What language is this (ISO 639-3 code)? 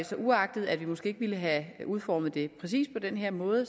dan